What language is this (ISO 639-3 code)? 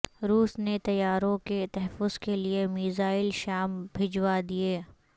urd